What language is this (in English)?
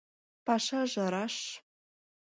Mari